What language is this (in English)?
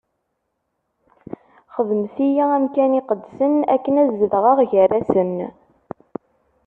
Kabyle